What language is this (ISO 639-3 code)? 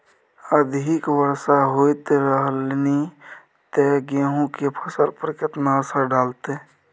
mai